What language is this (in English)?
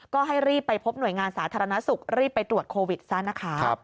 Thai